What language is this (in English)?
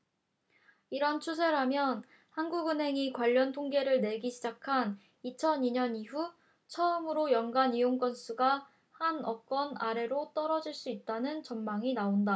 Korean